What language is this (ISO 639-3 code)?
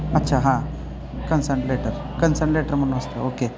mar